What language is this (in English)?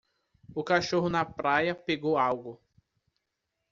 Portuguese